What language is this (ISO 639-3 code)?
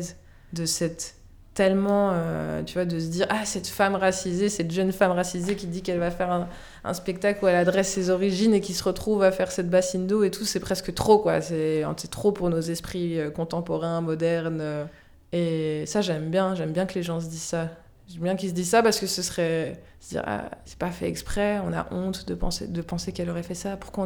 fra